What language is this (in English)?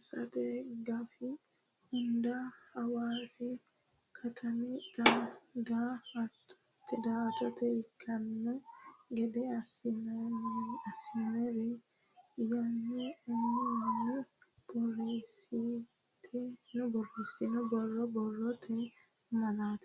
Sidamo